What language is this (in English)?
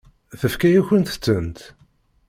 Kabyle